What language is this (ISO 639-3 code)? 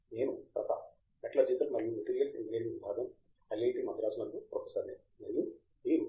tel